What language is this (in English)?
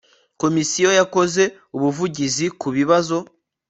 Kinyarwanda